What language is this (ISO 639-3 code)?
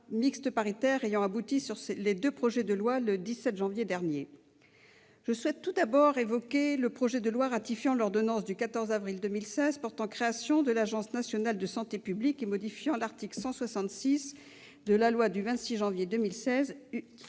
fra